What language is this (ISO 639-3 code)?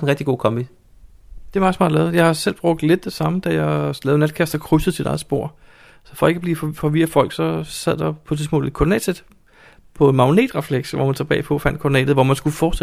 dan